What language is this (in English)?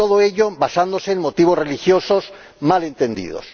Spanish